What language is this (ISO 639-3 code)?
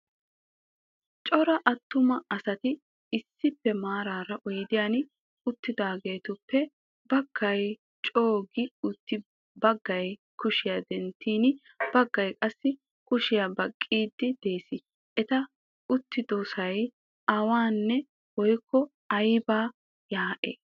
wal